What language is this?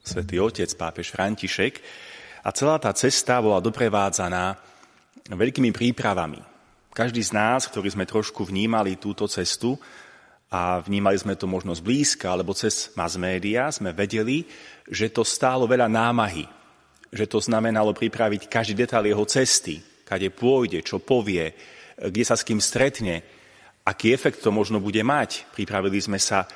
Slovak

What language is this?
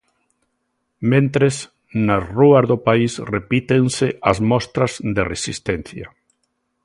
Galician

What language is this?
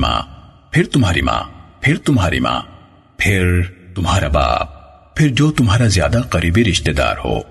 Urdu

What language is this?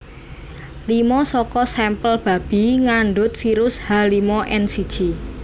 Javanese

